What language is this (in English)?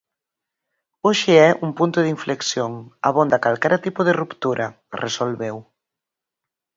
Galician